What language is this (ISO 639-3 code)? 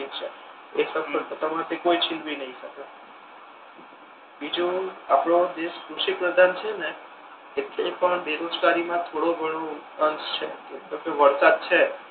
guj